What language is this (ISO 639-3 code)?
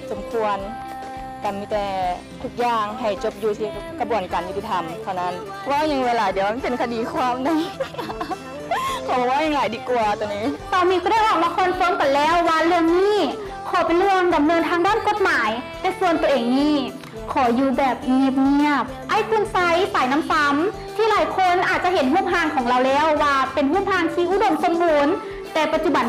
tha